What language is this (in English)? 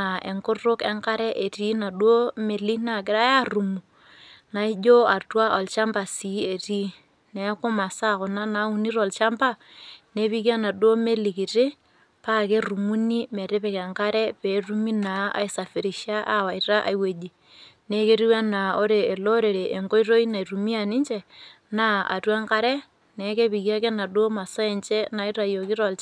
Masai